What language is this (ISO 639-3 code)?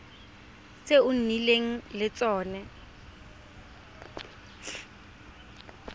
tsn